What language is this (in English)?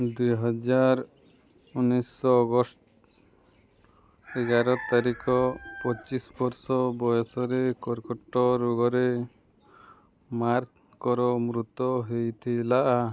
Odia